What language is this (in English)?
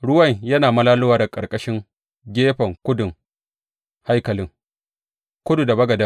Hausa